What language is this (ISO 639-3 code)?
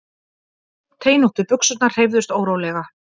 isl